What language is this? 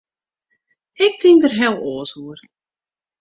Western Frisian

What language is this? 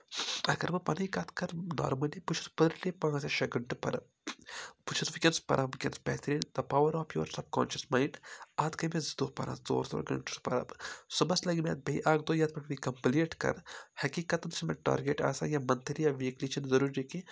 Kashmiri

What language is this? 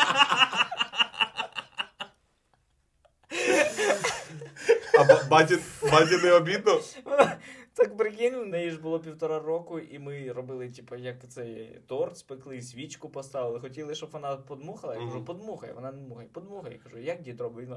Ukrainian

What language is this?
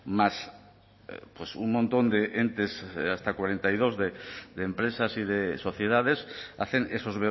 Spanish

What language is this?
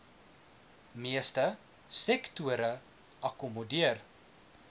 Afrikaans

